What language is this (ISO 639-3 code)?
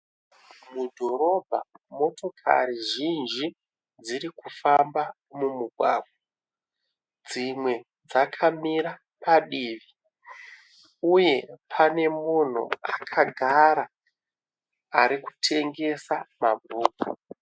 sna